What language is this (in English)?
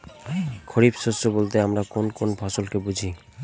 Bangla